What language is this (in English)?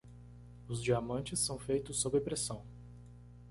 Portuguese